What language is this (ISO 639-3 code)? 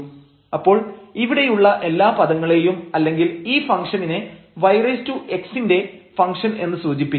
mal